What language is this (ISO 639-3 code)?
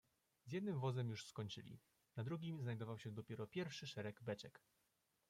pol